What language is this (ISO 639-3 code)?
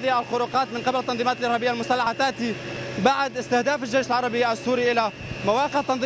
ara